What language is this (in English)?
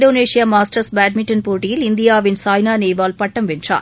Tamil